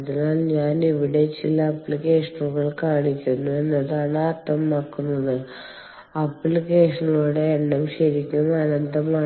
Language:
Malayalam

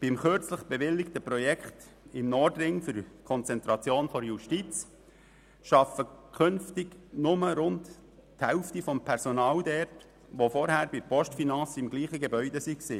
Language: Swiss German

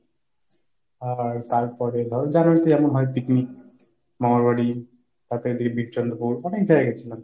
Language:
Bangla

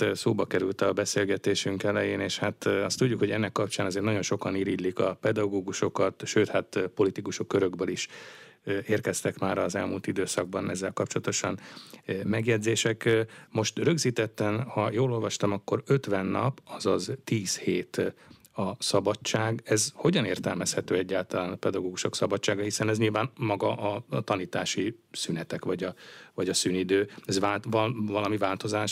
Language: Hungarian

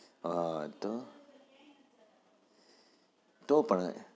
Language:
Gujarati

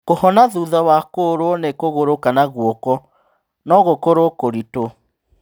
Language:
Kikuyu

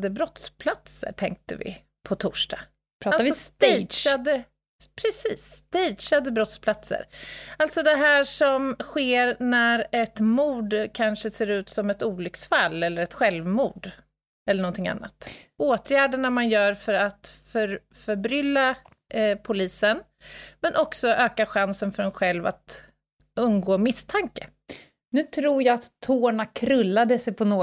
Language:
Swedish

